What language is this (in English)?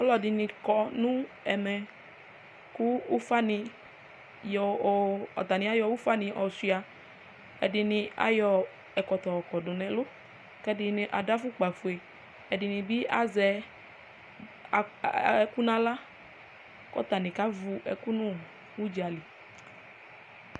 Ikposo